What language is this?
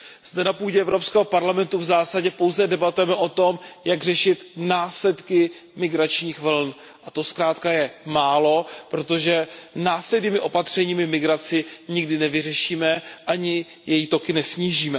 Czech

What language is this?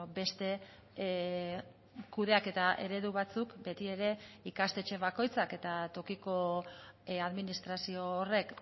Basque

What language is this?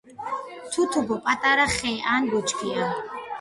Georgian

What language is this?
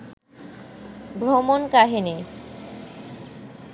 Bangla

